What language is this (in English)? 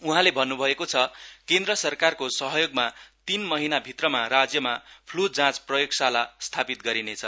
Nepali